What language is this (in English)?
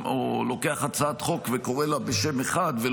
Hebrew